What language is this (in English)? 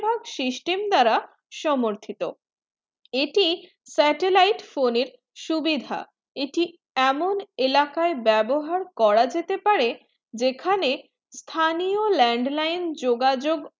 Bangla